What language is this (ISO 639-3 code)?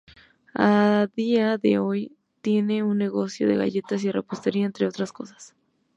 spa